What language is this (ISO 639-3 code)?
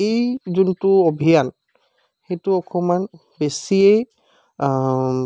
asm